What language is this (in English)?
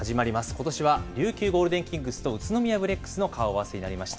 Japanese